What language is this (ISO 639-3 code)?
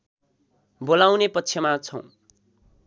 nep